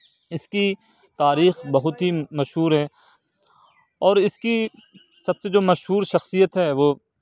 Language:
Urdu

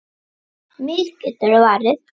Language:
Icelandic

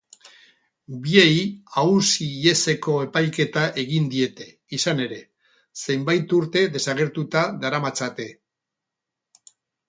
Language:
Basque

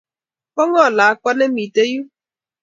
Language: Kalenjin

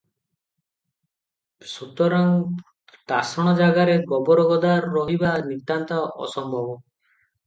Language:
Odia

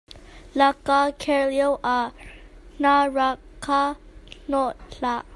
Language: Hakha Chin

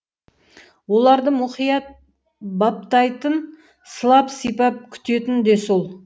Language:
Kazakh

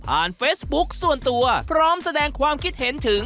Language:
Thai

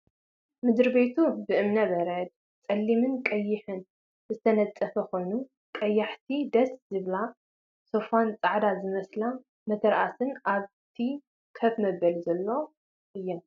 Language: Tigrinya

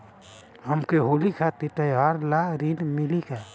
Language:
Bhojpuri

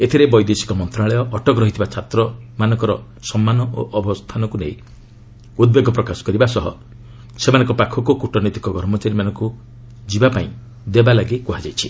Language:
Odia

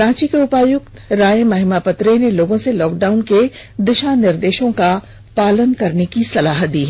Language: Hindi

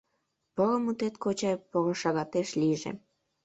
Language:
Mari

